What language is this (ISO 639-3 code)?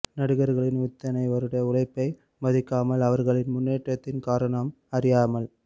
tam